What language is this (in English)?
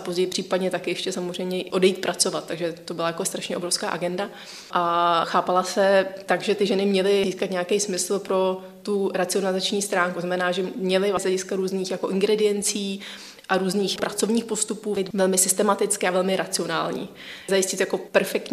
Czech